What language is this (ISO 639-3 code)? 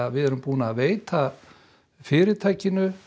isl